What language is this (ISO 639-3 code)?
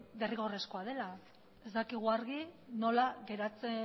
eus